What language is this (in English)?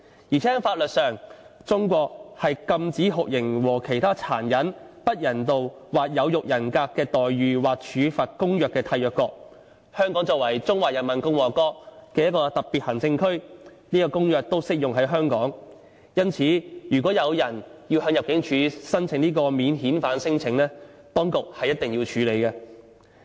Cantonese